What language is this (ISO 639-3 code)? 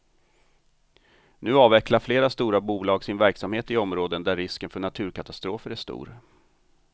swe